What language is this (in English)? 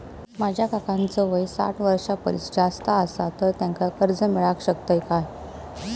Marathi